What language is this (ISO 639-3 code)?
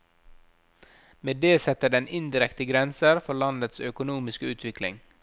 nor